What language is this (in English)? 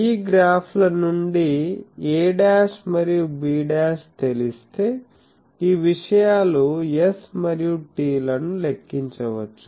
Telugu